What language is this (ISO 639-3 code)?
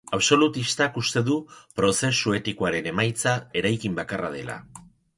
eus